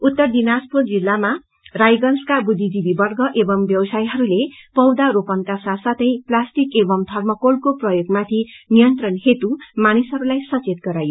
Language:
Nepali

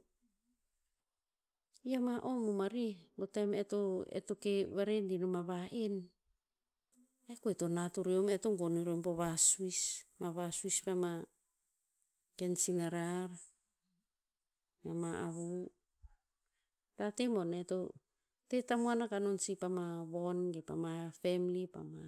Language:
Tinputz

